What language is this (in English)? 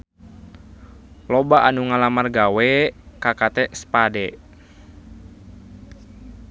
Sundanese